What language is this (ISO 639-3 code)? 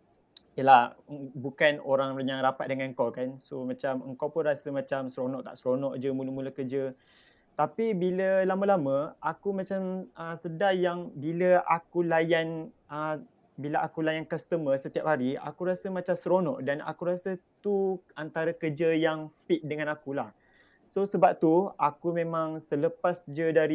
msa